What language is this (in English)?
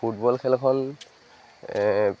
Assamese